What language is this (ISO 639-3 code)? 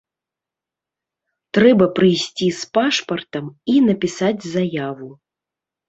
bel